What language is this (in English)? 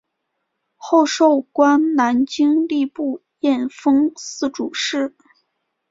Chinese